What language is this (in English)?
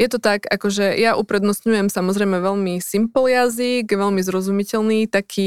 Slovak